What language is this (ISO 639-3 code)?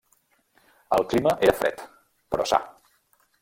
cat